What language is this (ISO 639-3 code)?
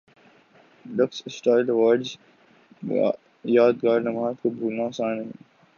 urd